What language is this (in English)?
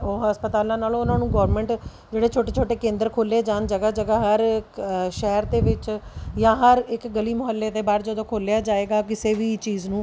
Punjabi